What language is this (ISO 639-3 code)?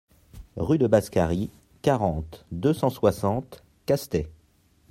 fra